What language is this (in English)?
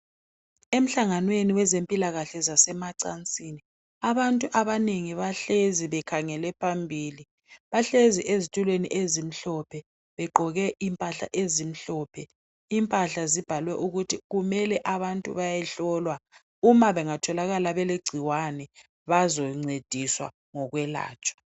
North Ndebele